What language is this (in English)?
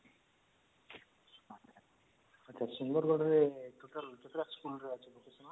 Odia